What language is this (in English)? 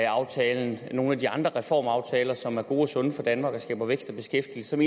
Danish